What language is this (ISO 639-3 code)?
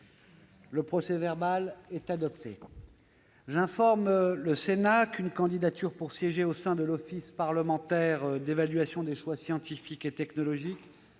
fra